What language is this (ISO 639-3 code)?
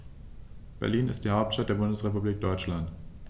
deu